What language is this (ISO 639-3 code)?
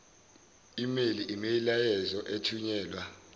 zul